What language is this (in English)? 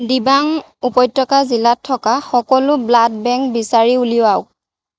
Assamese